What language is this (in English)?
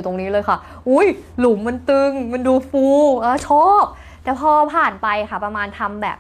Thai